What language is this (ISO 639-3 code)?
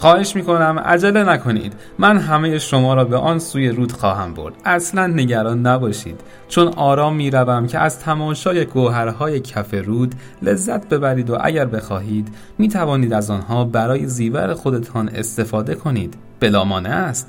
fas